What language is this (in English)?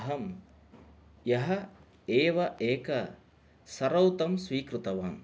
Sanskrit